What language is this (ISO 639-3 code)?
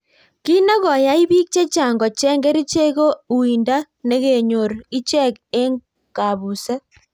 kln